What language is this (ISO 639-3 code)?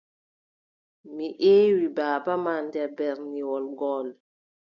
fub